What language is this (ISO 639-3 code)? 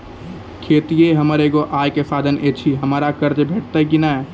mai